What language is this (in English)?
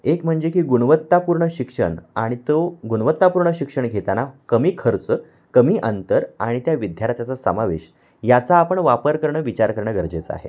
Marathi